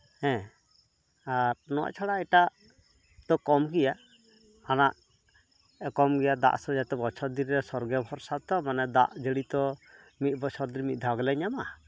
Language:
Santali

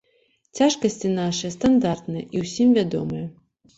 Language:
Belarusian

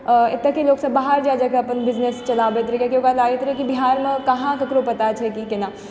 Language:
Maithili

